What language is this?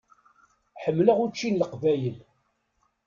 Kabyle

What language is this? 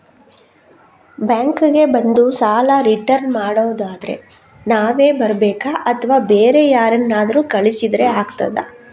Kannada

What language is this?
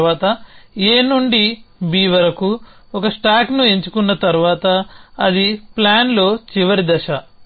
Telugu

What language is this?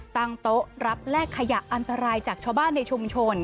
Thai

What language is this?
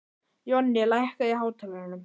Icelandic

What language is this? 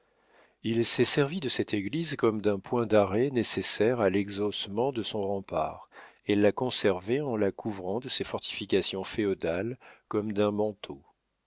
French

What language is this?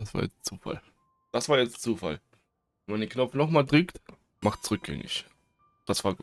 German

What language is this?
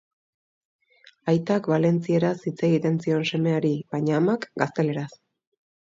Basque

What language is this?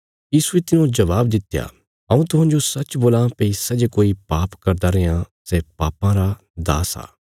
Bilaspuri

